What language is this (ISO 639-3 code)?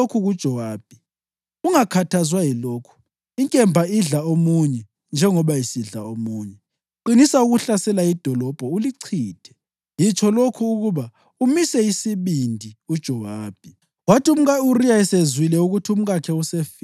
nde